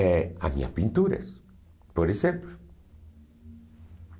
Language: Portuguese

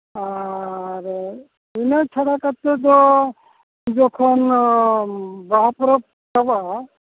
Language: Santali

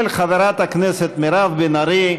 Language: Hebrew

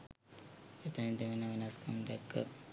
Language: Sinhala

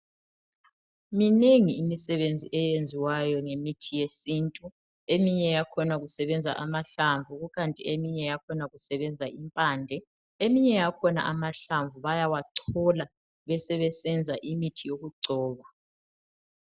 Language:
North Ndebele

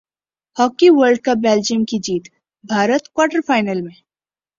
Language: Urdu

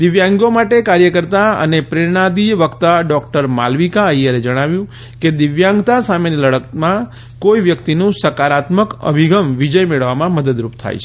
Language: Gujarati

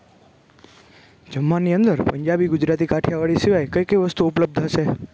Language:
Gujarati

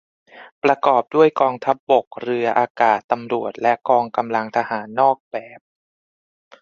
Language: Thai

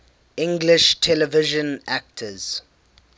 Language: English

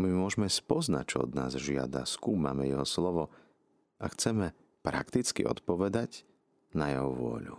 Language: Slovak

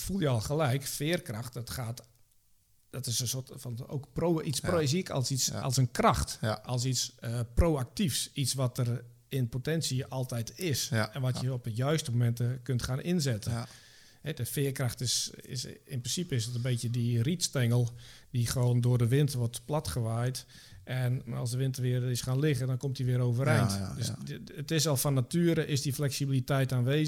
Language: Dutch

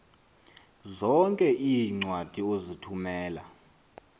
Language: Xhosa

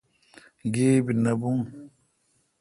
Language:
Kalkoti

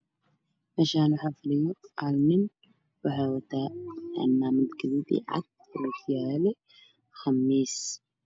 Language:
Somali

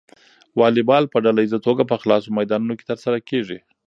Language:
Pashto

